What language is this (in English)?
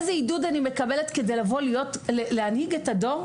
Hebrew